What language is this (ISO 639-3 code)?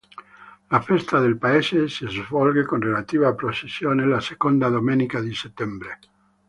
ita